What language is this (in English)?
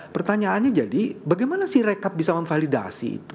Indonesian